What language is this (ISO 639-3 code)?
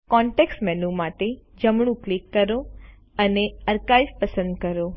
guj